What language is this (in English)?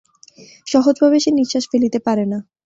Bangla